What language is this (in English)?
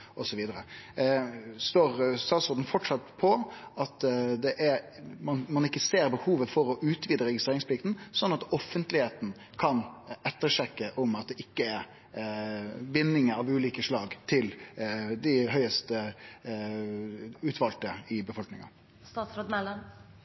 Norwegian Nynorsk